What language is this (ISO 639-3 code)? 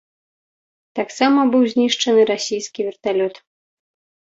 bel